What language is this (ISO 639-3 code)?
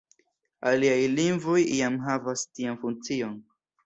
epo